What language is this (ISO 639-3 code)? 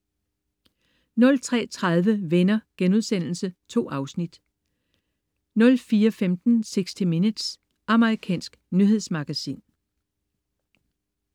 dan